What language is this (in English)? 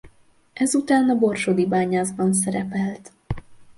Hungarian